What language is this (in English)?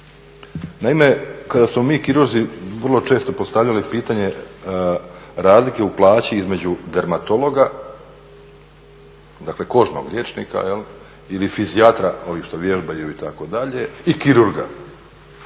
Croatian